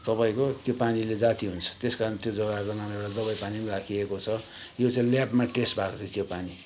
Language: Nepali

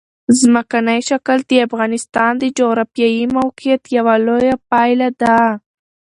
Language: Pashto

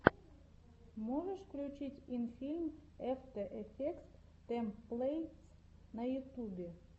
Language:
Russian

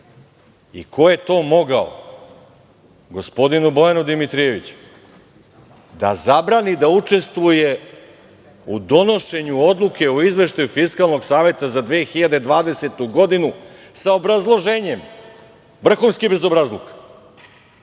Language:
Serbian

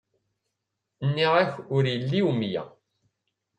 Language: Kabyle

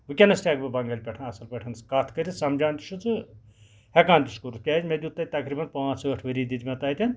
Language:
Kashmiri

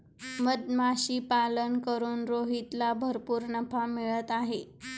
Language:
Marathi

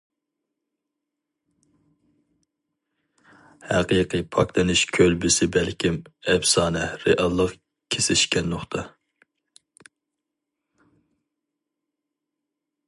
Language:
Uyghur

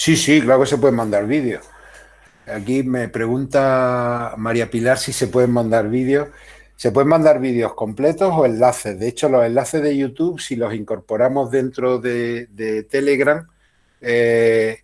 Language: Spanish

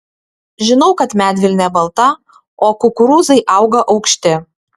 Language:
Lithuanian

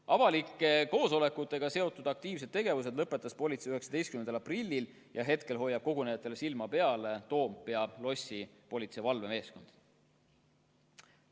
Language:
Estonian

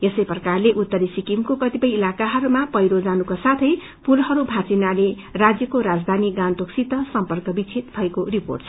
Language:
Nepali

